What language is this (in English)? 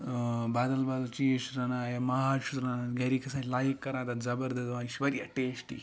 Kashmiri